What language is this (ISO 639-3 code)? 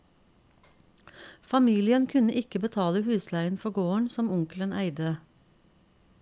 nor